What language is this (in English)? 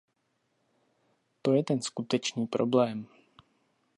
Czech